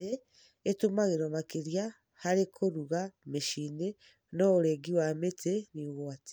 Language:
Kikuyu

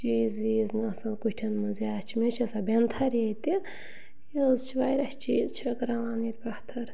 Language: Kashmiri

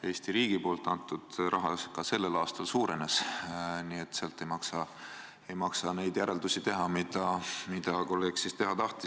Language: Estonian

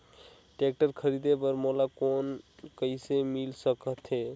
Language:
Chhattisgarhi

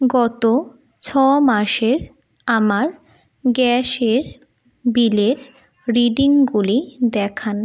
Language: Bangla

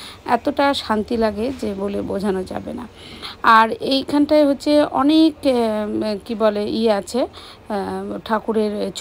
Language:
Bangla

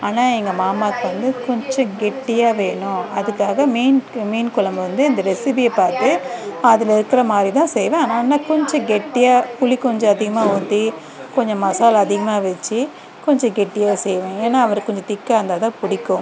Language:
Tamil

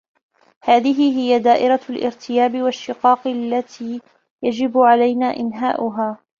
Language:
Arabic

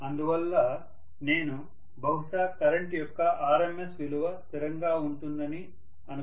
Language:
Telugu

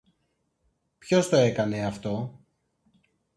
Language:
Greek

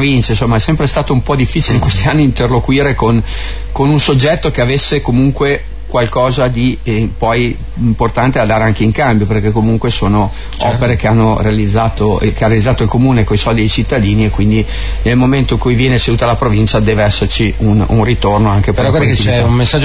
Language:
Italian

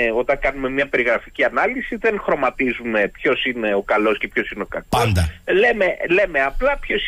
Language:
Greek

